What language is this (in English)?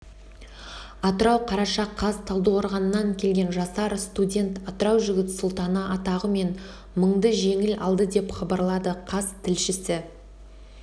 Kazakh